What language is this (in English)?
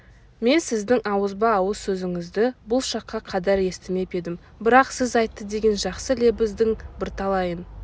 Kazakh